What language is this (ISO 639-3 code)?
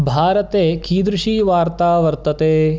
san